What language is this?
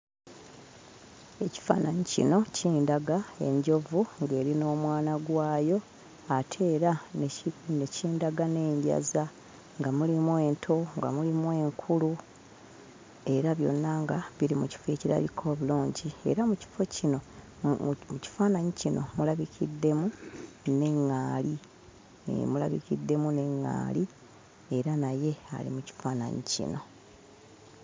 Ganda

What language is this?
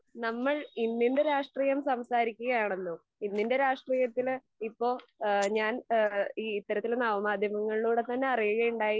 Malayalam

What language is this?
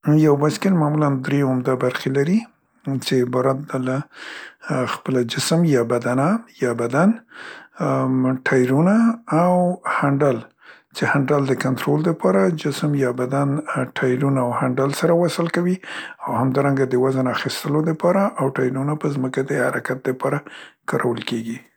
Central Pashto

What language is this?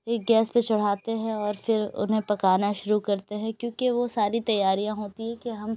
Urdu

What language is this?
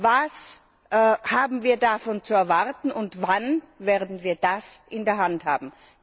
German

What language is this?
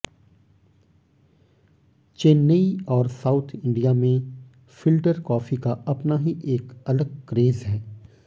Hindi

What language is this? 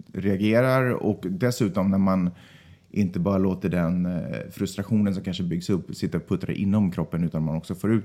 Swedish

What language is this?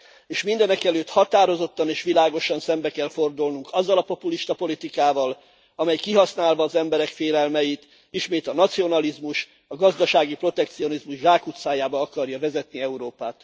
Hungarian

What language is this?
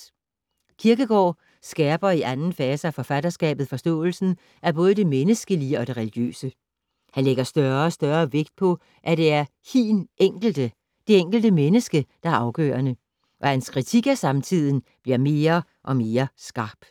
Danish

